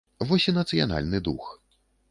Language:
Belarusian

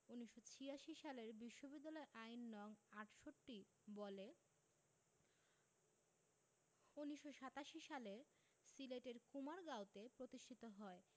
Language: Bangla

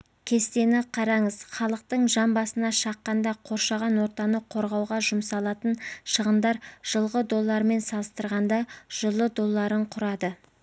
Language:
Kazakh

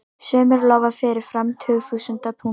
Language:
Icelandic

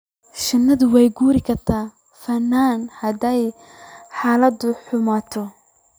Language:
Somali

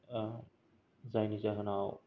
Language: Bodo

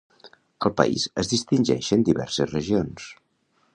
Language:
Catalan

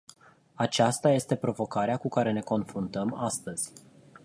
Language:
Romanian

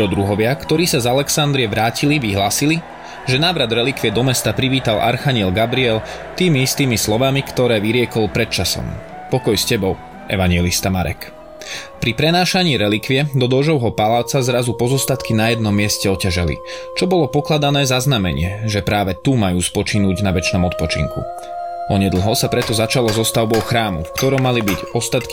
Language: Slovak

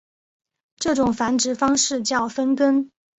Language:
Chinese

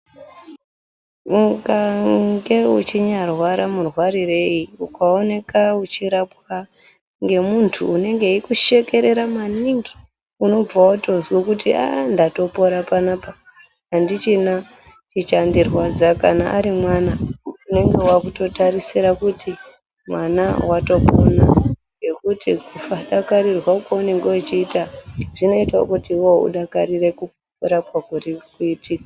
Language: Ndau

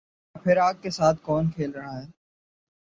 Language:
Urdu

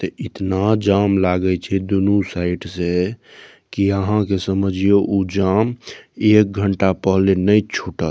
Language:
Maithili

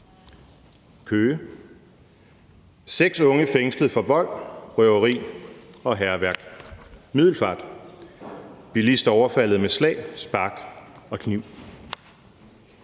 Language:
Danish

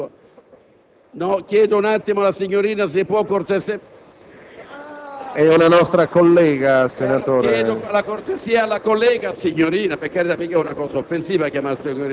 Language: Italian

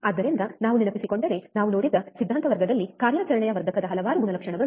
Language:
Kannada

